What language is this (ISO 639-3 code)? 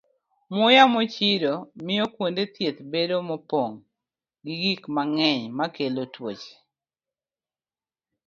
luo